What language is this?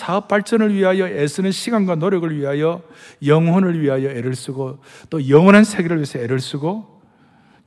Korean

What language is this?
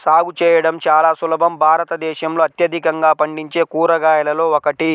Telugu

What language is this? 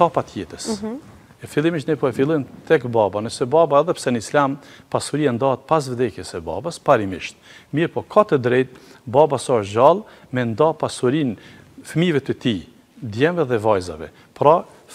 Romanian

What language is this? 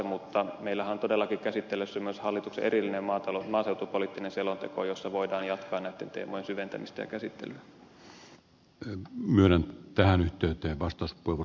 Finnish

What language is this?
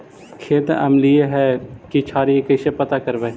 Magahi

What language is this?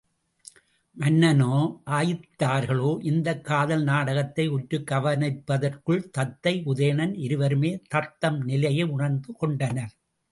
Tamil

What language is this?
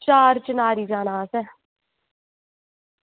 Dogri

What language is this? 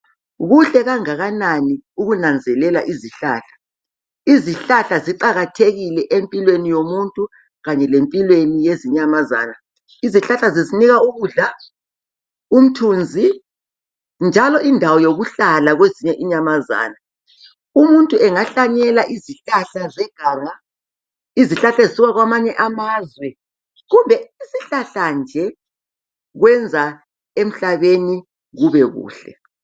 North Ndebele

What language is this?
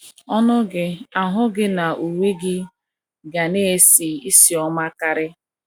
Igbo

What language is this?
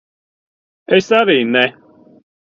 Latvian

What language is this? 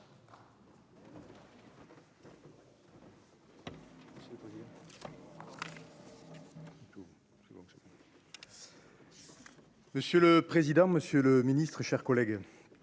French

